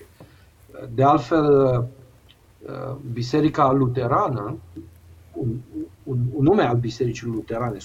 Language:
Romanian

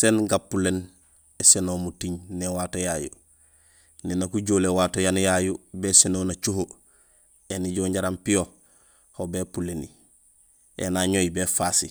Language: Gusilay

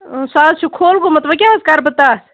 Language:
Kashmiri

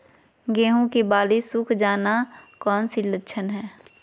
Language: Magahi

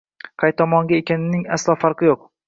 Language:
Uzbek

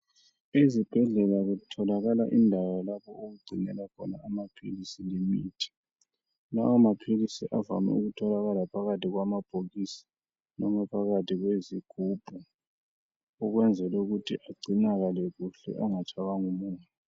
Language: North Ndebele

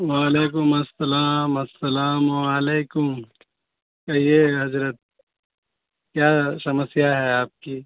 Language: Urdu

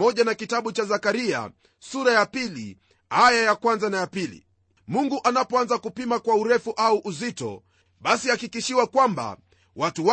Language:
Swahili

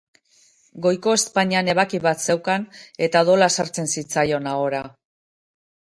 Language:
Basque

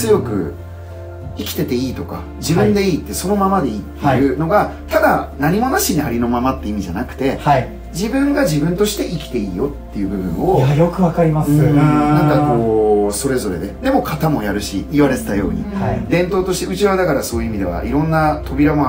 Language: Japanese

